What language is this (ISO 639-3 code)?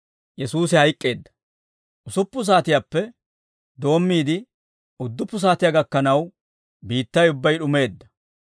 dwr